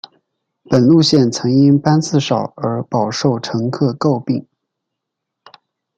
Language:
Chinese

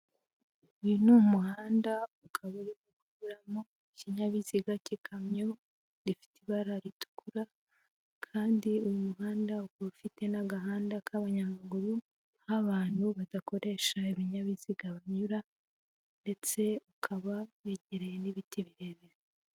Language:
Kinyarwanda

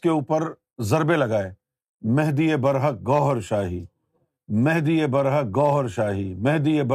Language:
Urdu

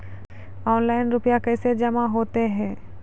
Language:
Maithili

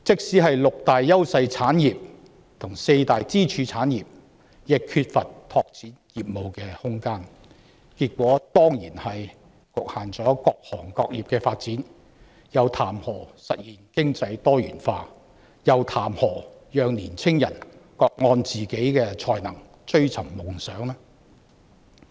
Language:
Cantonese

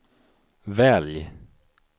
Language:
Swedish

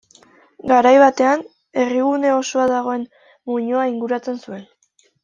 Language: Basque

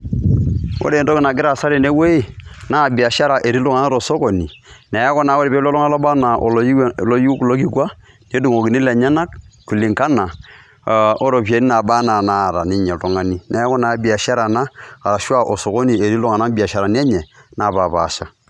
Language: Masai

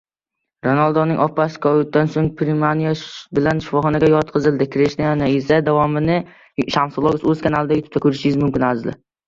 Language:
Uzbek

